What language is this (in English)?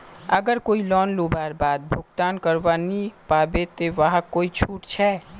Magahi